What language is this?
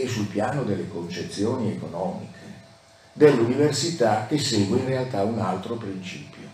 Italian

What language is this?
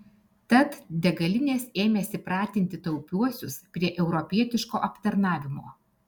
Lithuanian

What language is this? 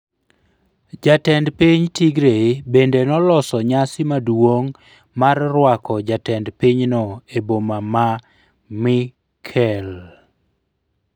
Luo (Kenya and Tanzania)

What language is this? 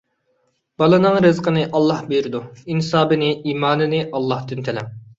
Uyghur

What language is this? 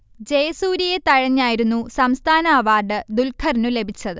Malayalam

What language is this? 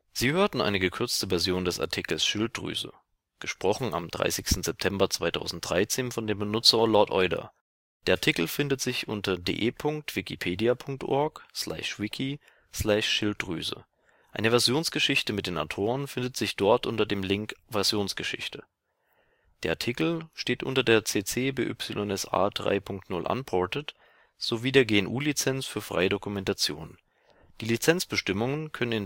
German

